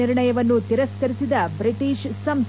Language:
Kannada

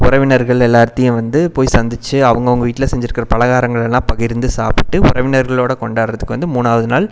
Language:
Tamil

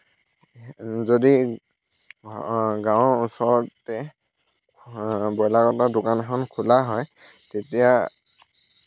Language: Assamese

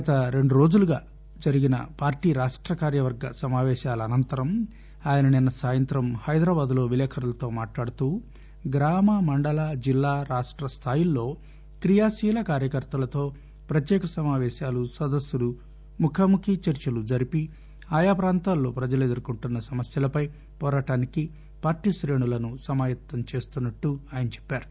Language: Telugu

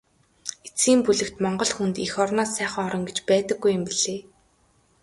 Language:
Mongolian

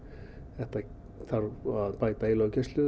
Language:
Icelandic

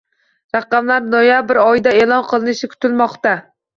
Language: Uzbek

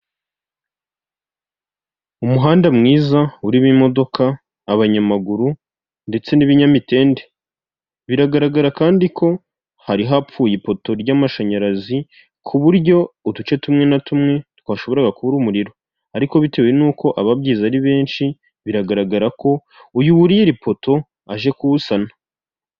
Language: Kinyarwanda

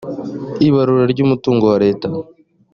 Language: Kinyarwanda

